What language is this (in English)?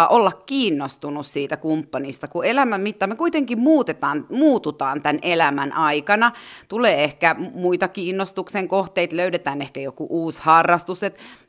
Finnish